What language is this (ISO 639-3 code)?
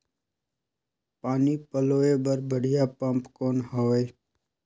hne